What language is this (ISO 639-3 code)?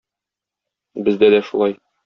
tat